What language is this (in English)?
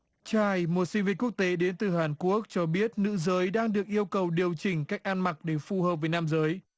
Vietnamese